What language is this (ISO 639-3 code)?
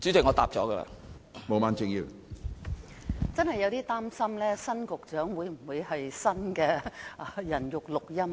yue